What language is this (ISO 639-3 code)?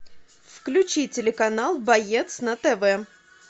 rus